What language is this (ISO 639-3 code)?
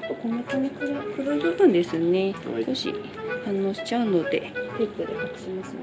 jpn